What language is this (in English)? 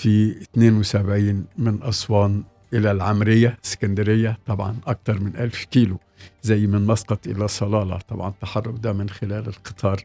Arabic